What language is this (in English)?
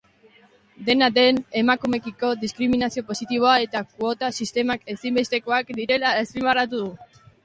Basque